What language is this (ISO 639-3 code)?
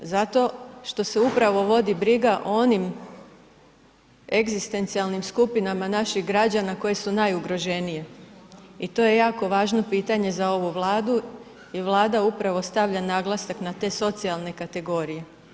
hrv